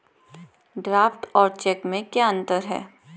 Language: Hindi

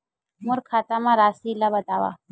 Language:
Chhattisgarhi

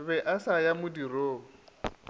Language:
Northern Sotho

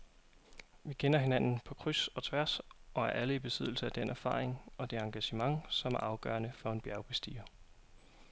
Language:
Danish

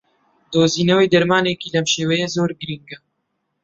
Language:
Central Kurdish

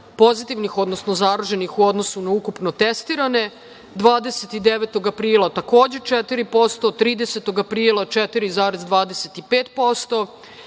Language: Serbian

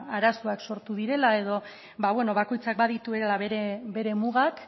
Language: Basque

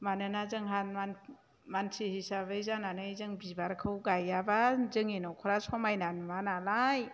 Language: Bodo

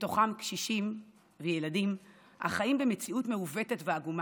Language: Hebrew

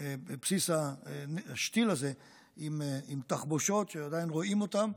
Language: Hebrew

